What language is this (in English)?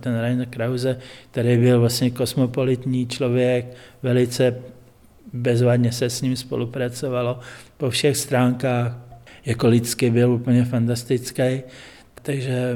Czech